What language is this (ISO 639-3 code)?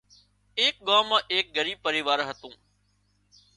kxp